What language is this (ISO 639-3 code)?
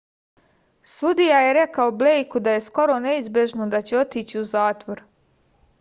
srp